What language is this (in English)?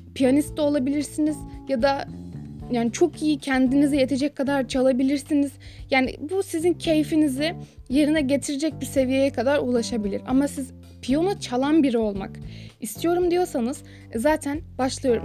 Turkish